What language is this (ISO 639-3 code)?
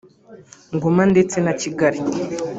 kin